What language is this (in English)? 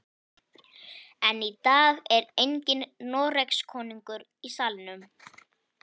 Icelandic